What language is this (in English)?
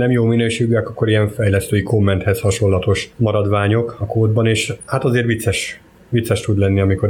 Hungarian